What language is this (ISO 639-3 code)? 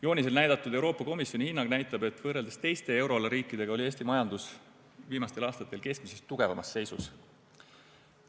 est